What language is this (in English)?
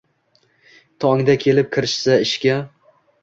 Uzbek